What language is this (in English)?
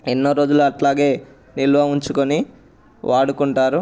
Telugu